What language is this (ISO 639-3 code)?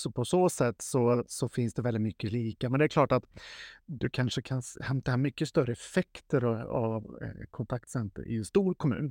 swe